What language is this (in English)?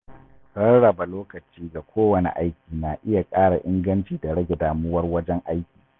Hausa